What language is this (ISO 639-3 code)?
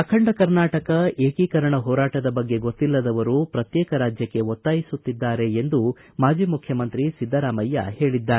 kan